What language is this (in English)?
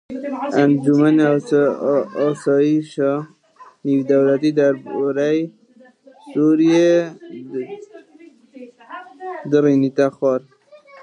Kurdish